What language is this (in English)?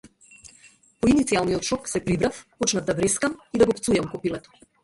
Macedonian